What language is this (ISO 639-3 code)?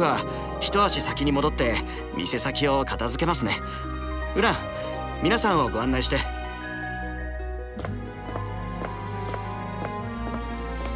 jpn